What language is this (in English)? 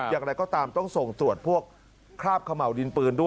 Thai